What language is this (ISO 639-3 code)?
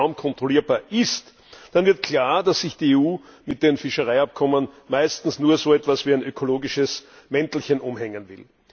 deu